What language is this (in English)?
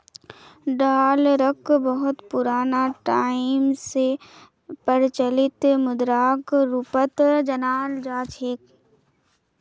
Magahi